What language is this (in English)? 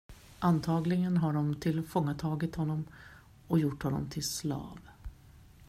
Swedish